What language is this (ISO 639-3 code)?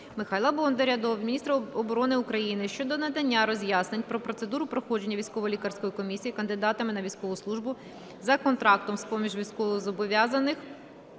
ukr